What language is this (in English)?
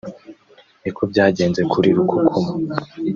Kinyarwanda